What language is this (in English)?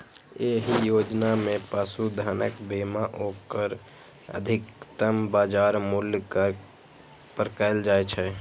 Maithili